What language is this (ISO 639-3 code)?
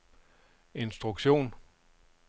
dan